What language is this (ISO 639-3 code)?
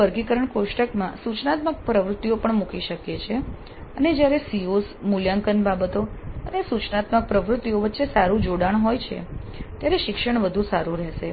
guj